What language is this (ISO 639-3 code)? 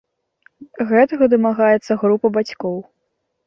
bel